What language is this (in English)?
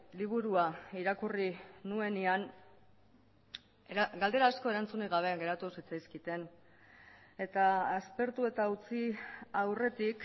Basque